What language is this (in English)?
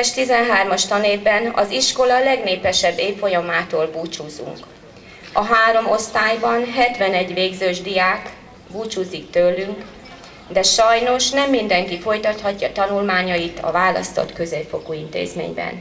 Hungarian